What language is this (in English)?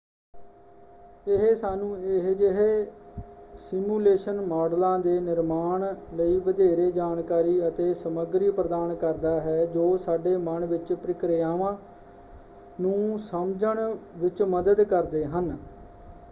Punjabi